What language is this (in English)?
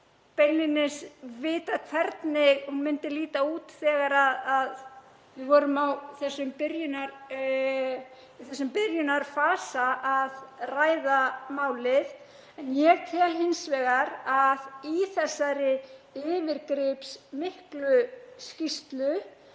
Icelandic